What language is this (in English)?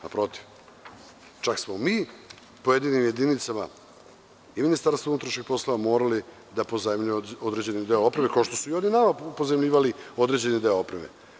Serbian